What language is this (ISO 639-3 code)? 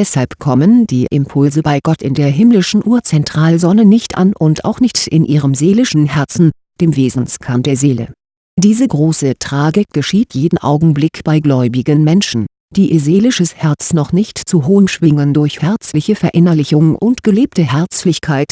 deu